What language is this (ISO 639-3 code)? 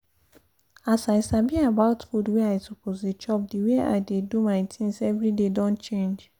pcm